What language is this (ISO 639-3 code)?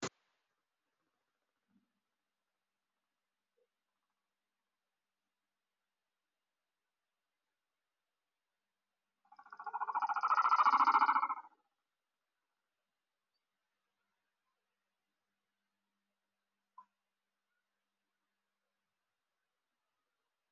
som